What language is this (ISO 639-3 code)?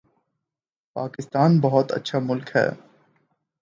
urd